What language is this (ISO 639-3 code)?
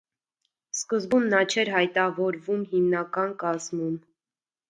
hye